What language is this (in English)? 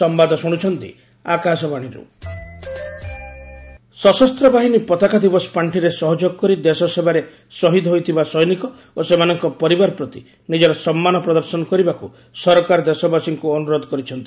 Odia